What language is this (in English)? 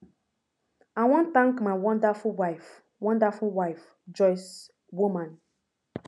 Nigerian Pidgin